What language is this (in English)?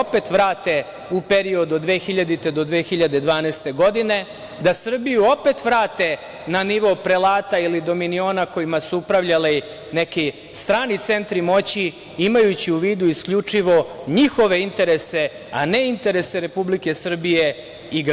Serbian